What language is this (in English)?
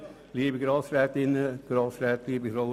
Swiss German